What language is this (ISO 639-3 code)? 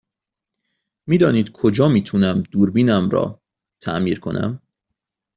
fas